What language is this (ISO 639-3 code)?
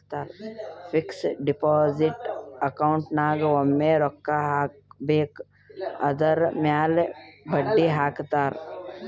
kan